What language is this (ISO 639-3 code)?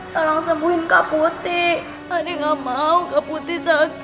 ind